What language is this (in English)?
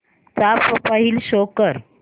Marathi